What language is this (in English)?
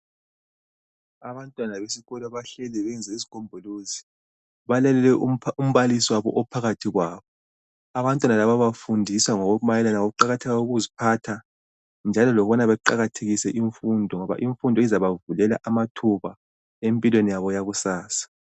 North Ndebele